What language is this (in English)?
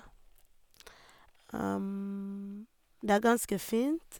Norwegian